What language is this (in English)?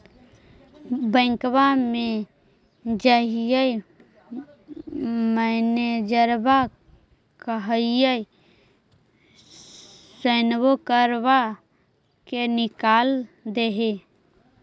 Magahi